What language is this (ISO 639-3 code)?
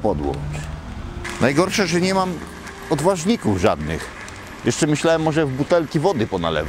pol